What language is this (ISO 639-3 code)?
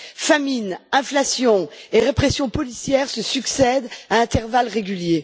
fra